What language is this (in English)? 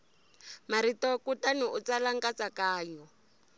Tsonga